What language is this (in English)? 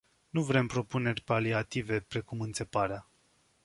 Romanian